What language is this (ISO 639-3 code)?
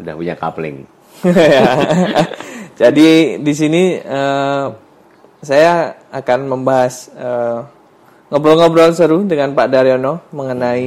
ind